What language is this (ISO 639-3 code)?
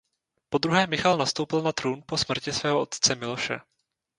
ces